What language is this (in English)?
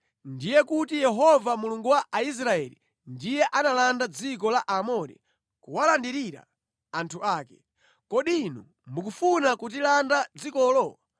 Nyanja